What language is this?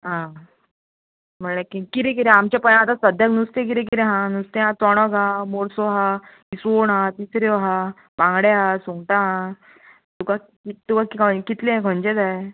Konkani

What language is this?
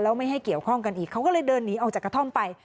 Thai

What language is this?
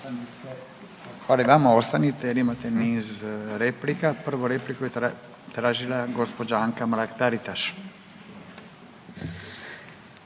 Croatian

